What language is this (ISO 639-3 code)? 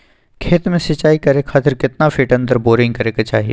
mag